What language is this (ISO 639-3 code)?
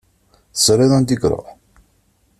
kab